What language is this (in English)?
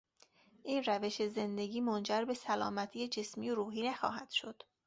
Persian